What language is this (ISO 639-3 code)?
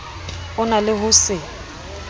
sot